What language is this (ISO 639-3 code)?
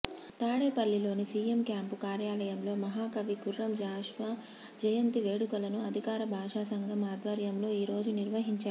tel